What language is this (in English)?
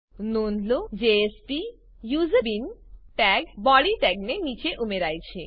Gujarati